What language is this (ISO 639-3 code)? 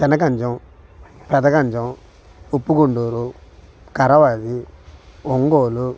tel